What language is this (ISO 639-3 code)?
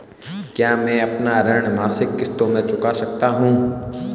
hin